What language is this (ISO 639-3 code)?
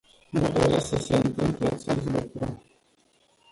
ron